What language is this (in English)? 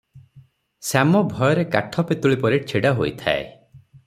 Odia